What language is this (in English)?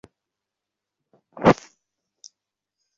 Bangla